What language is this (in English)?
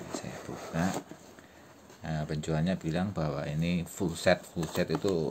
Indonesian